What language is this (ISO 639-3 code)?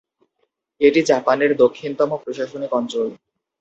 ben